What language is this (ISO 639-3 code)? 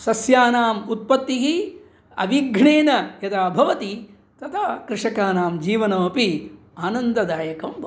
san